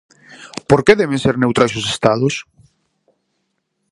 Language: Galician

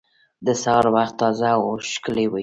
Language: Pashto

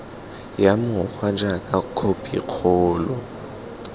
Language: Tswana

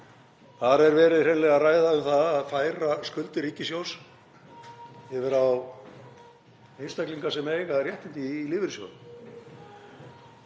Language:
Icelandic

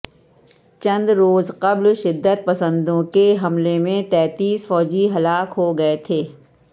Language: Urdu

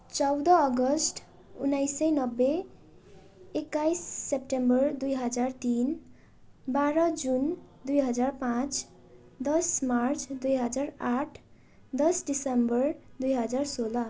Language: Nepali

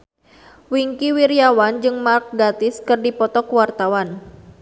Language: Sundanese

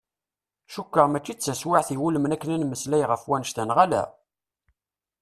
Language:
Kabyle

